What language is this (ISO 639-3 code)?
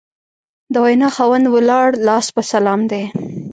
pus